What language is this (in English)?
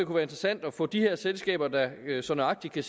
Danish